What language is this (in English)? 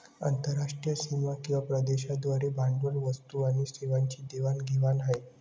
Marathi